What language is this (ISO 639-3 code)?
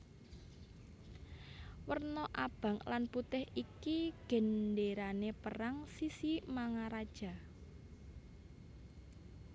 jav